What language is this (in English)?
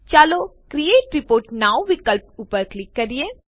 Gujarati